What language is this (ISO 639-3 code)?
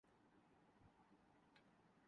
urd